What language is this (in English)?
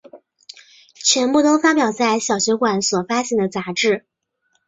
Chinese